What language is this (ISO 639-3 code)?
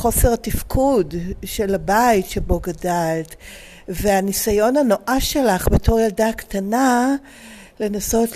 heb